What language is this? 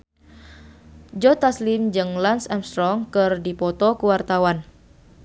Sundanese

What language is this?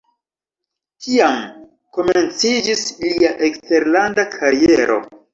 Esperanto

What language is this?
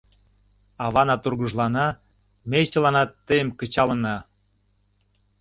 Mari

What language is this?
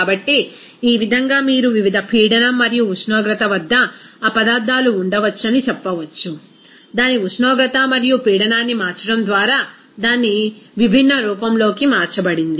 Telugu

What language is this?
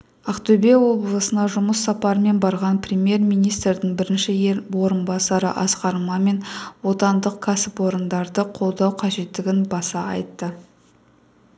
Kazakh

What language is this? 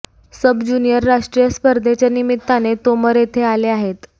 Marathi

